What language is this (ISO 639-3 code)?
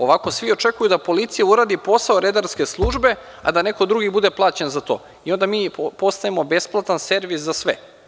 srp